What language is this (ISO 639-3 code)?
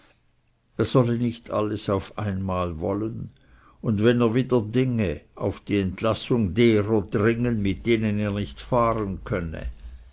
deu